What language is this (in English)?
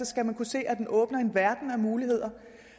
Danish